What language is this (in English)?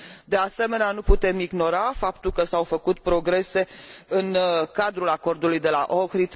Romanian